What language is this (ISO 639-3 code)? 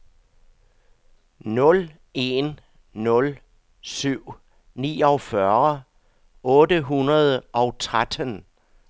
dan